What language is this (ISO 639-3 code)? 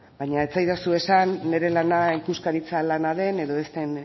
eus